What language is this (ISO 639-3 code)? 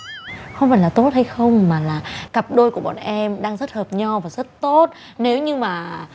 vie